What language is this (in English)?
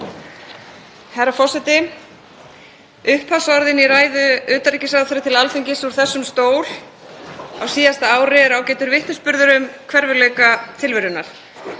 Icelandic